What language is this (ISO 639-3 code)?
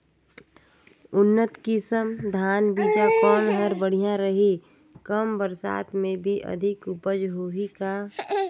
hne